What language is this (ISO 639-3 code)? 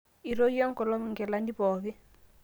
mas